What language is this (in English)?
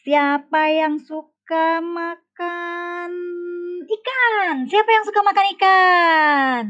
Indonesian